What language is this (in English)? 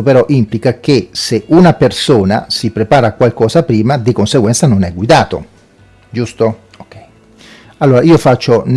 Italian